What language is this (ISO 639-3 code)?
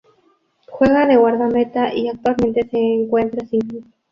spa